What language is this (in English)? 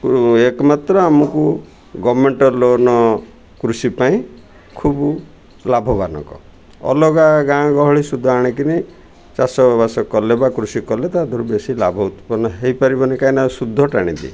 Odia